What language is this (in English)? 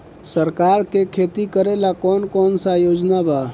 Bhojpuri